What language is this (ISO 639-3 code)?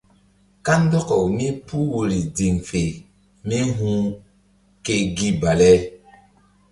mdd